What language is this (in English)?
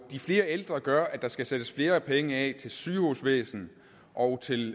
Danish